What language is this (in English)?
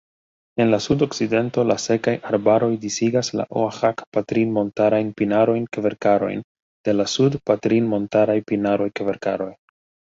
Esperanto